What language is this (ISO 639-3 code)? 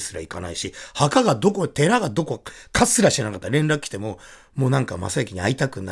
jpn